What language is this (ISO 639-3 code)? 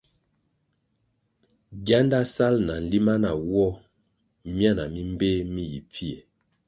nmg